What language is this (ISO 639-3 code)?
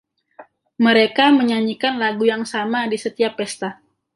ind